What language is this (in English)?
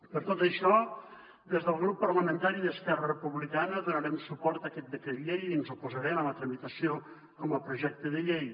Catalan